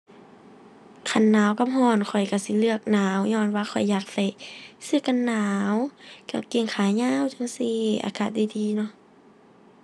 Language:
Thai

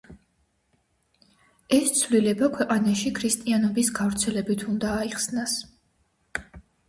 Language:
Georgian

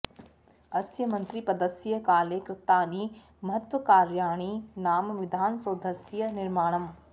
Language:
Sanskrit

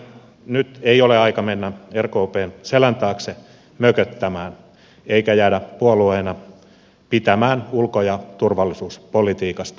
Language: Finnish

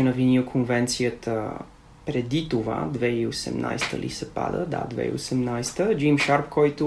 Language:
Bulgarian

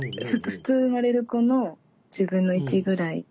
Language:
Japanese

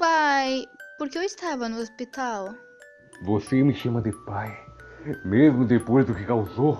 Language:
Portuguese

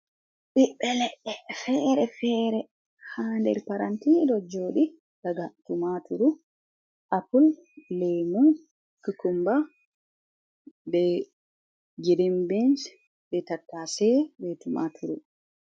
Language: Fula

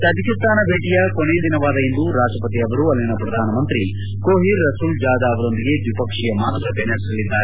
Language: Kannada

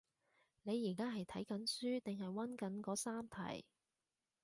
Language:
Cantonese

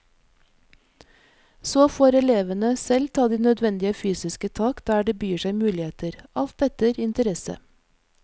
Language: Norwegian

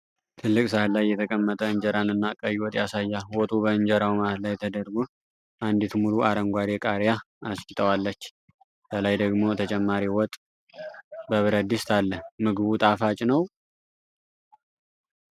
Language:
Amharic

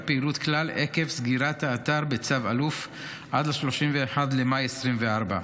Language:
Hebrew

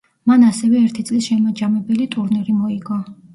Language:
Georgian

